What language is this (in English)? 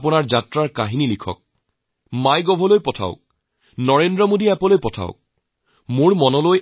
Assamese